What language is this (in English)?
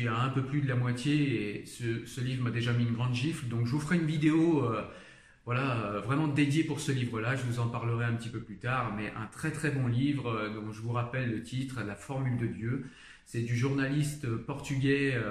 French